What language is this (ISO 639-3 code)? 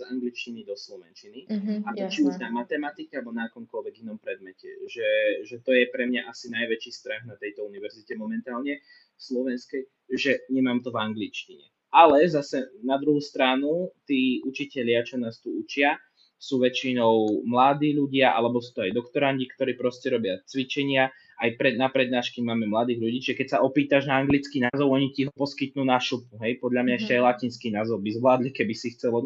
slk